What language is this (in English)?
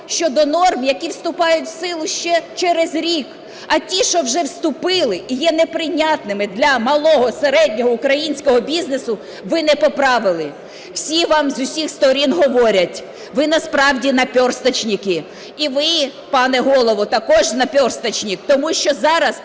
Ukrainian